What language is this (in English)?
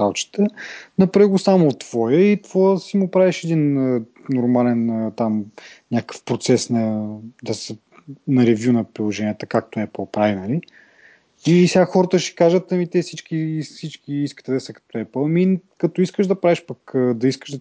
Bulgarian